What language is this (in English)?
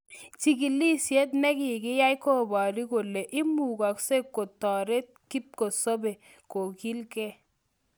Kalenjin